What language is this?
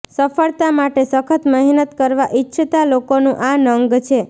Gujarati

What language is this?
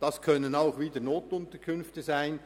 Swiss German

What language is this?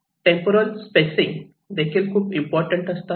Marathi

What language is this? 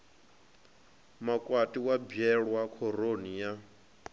Venda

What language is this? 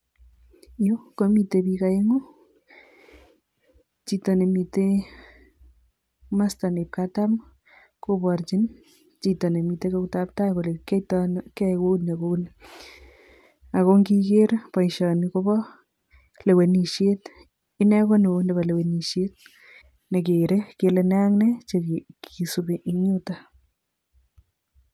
Kalenjin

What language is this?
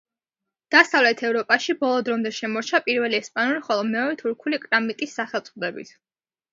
Georgian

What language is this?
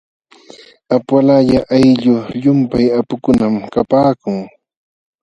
Jauja Wanca Quechua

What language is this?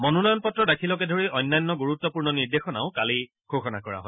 Assamese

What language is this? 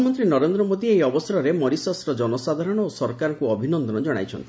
Odia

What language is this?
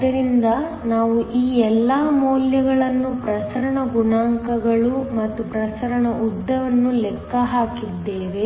Kannada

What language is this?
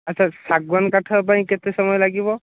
Odia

